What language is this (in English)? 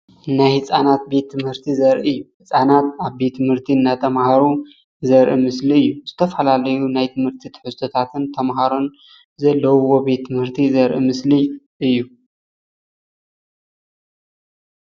Tigrinya